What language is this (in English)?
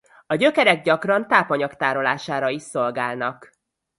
Hungarian